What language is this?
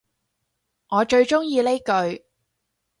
Cantonese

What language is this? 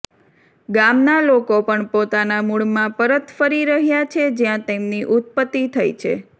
Gujarati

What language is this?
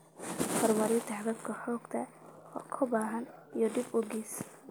Somali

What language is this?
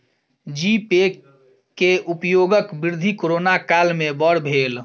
Maithili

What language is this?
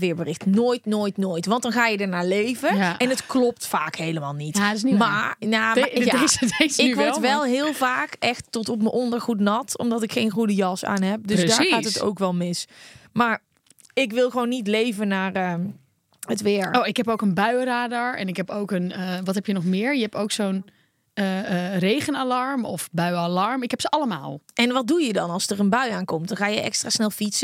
Dutch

